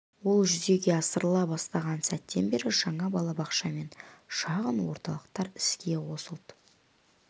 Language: Kazakh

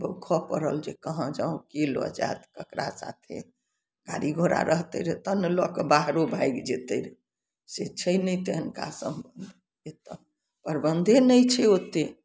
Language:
Maithili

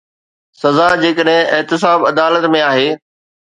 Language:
Sindhi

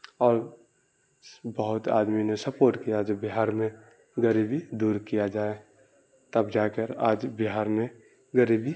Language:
Urdu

